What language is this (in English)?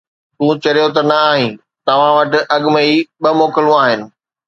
Sindhi